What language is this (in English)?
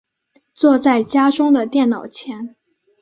Chinese